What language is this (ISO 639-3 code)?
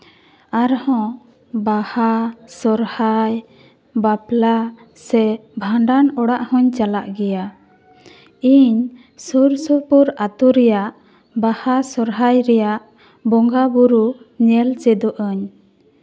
sat